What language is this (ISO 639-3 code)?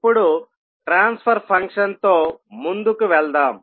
tel